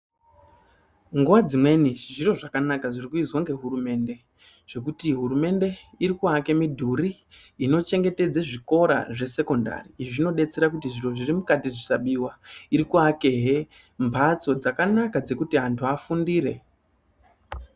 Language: Ndau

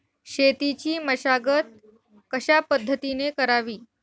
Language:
Marathi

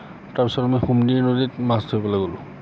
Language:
Assamese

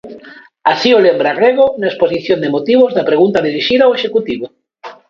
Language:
Galician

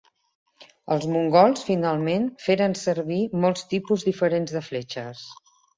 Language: Catalan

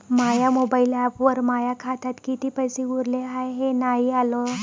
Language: Marathi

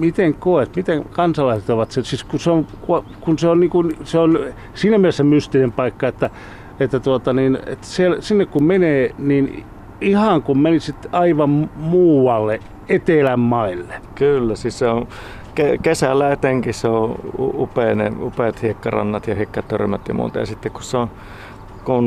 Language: Finnish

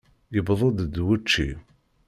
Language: Kabyle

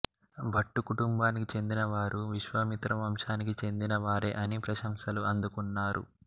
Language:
Telugu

